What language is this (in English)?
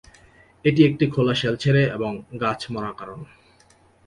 Bangla